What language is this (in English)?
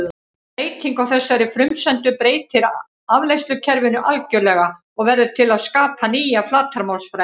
Icelandic